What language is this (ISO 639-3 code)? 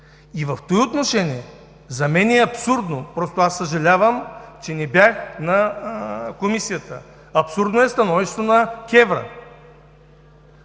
bul